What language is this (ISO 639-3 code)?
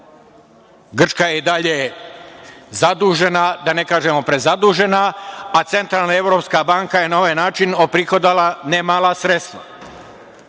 srp